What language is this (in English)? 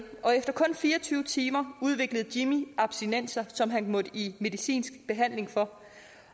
Danish